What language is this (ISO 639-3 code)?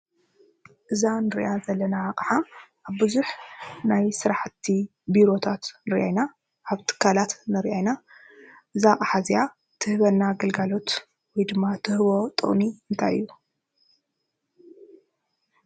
tir